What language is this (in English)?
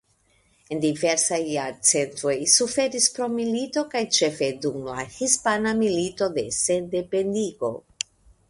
Esperanto